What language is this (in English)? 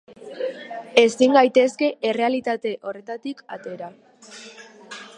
Basque